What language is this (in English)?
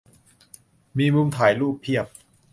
Thai